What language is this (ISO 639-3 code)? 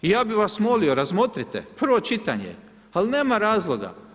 hrv